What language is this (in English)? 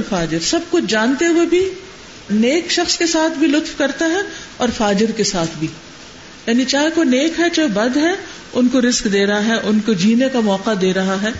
Urdu